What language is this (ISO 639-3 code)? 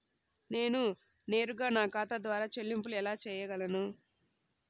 tel